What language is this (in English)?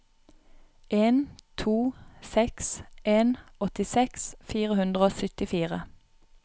Norwegian